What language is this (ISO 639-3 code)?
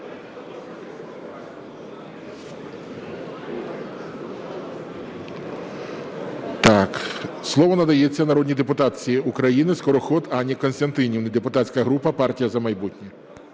ukr